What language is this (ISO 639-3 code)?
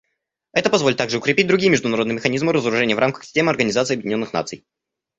rus